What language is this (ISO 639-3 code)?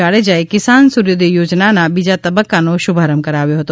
guj